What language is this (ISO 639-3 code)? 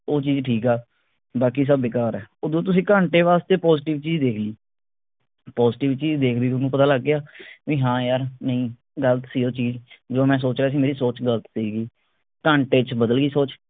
pan